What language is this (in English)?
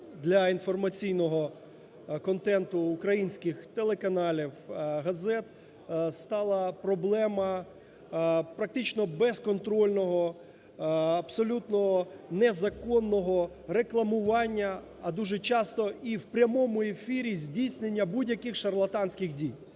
Ukrainian